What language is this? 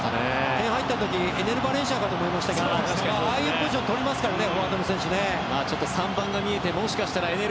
Japanese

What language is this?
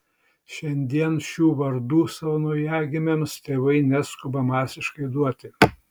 Lithuanian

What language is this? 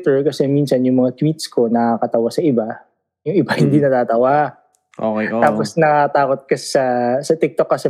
Filipino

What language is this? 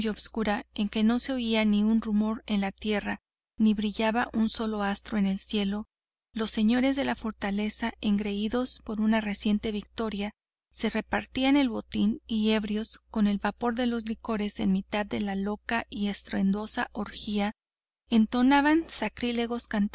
Spanish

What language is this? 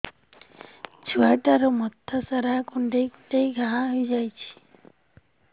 Odia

